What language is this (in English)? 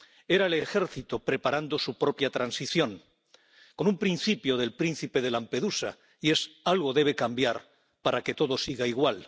Spanish